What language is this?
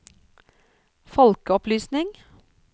Norwegian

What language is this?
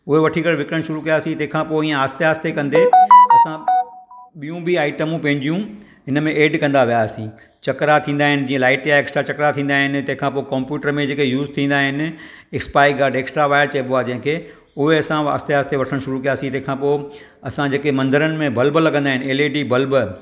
Sindhi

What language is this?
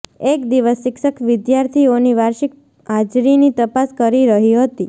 Gujarati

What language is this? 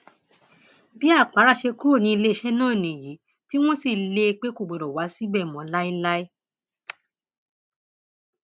Yoruba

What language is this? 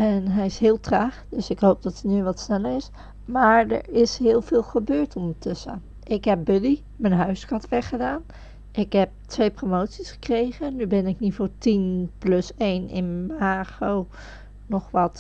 Dutch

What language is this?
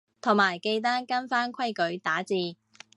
Cantonese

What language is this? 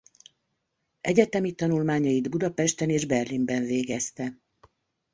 Hungarian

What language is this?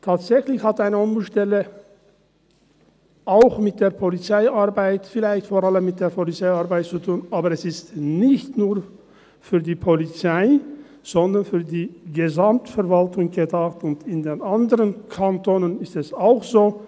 Swiss German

